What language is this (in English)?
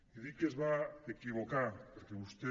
Catalan